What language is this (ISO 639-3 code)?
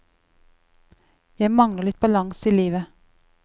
nor